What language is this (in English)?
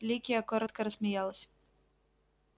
Russian